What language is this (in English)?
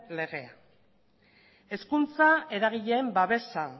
Basque